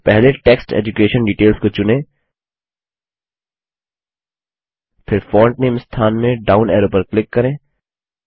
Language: Hindi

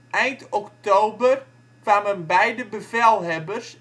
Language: Dutch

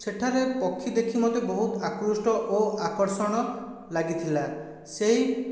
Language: Odia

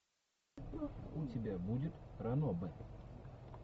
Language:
Russian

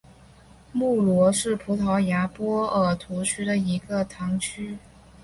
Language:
Chinese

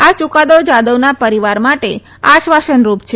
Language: Gujarati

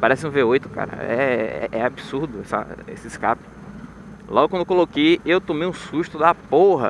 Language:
Portuguese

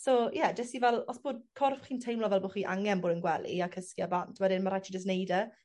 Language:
Welsh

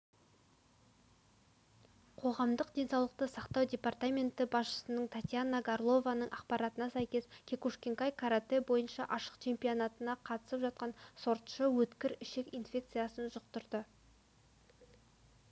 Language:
Kazakh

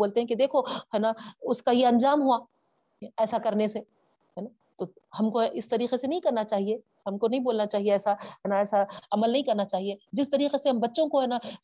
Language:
Urdu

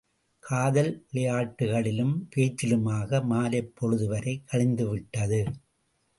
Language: Tamil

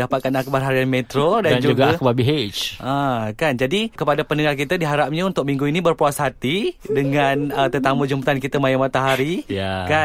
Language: Malay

